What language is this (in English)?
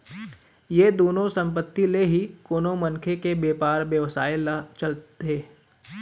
Chhattisgarhi